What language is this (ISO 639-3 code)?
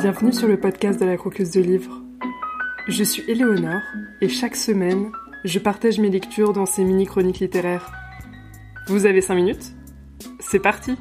fra